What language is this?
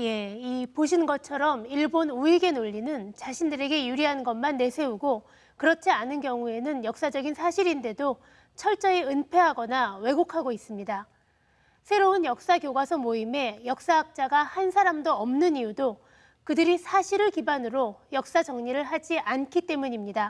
Korean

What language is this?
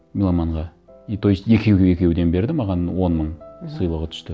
Kazakh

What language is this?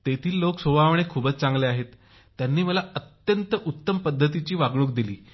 Marathi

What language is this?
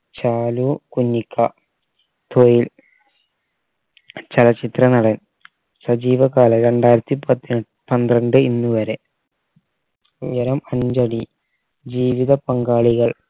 Malayalam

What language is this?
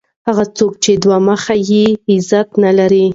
Pashto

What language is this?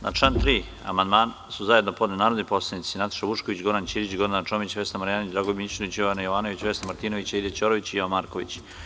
Serbian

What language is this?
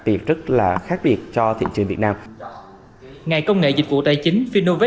Vietnamese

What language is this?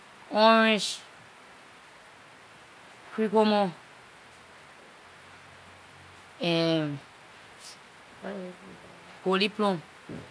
Liberian English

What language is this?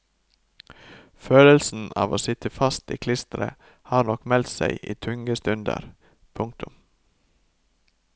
Norwegian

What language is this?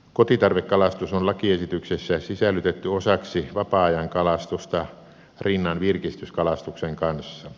Finnish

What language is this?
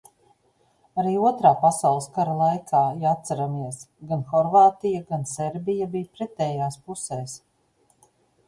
Latvian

